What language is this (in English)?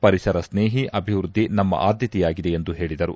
Kannada